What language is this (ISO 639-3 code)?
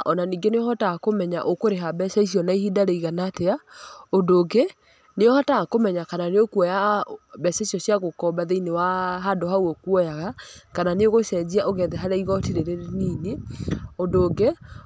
kik